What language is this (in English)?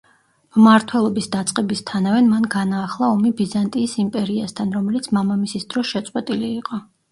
Georgian